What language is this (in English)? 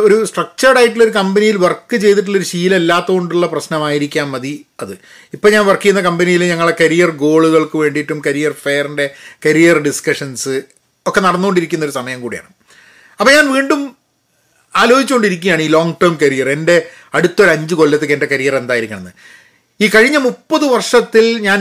Malayalam